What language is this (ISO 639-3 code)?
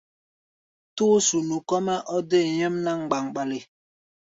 gba